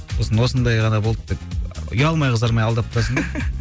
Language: Kazakh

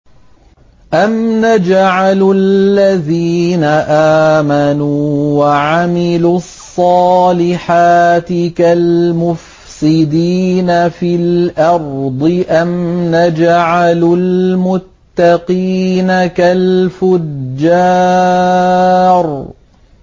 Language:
Arabic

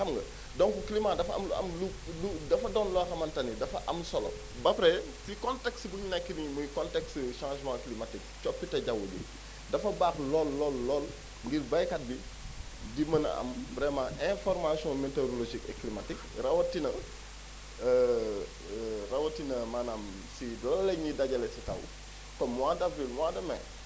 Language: Wolof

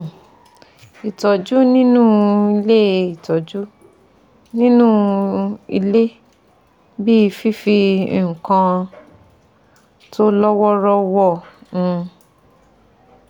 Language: Yoruba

